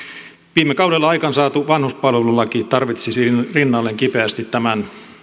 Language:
Finnish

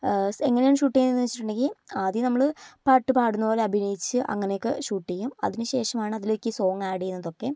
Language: Malayalam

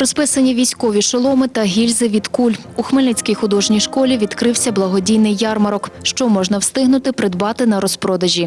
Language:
Ukrainian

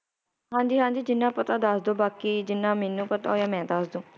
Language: Punjabi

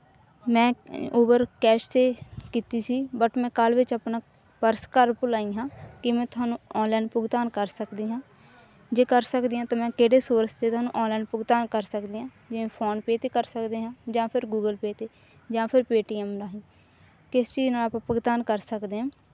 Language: Punjabi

